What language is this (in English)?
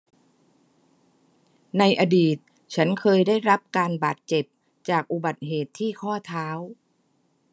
Thai